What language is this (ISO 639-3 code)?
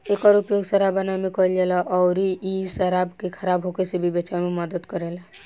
bho